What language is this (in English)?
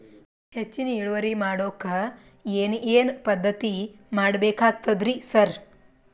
Kannada